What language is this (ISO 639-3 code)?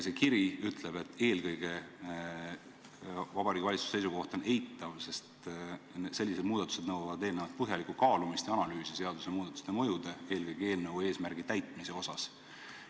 est